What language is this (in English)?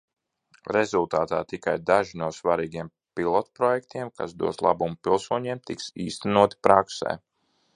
Latvian